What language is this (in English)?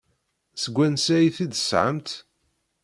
Kabyle